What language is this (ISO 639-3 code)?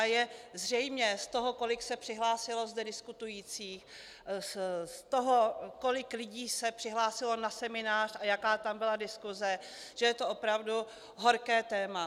ces